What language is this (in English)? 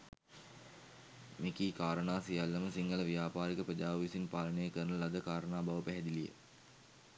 Sinhala